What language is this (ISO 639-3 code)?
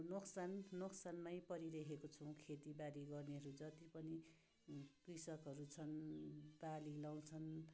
nep